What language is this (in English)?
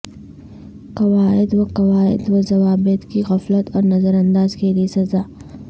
Urdu